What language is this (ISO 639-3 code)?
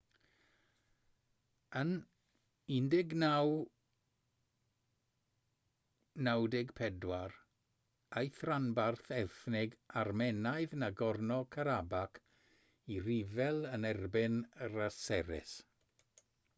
cym